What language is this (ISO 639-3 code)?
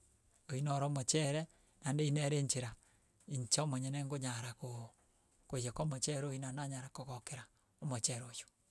guz